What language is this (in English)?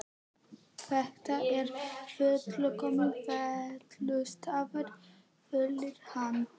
Icelandic